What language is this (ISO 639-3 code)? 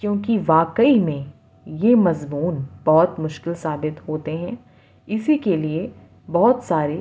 urd